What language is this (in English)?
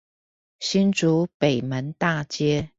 Chinese